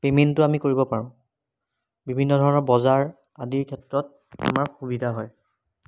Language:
Assamese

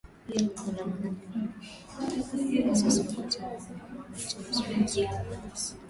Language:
Swahili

